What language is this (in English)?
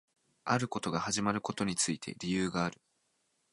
Japanese